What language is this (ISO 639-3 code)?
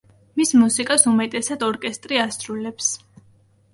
kat